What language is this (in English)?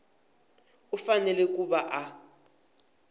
Tsonga